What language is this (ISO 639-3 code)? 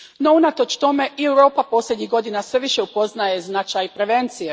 hrv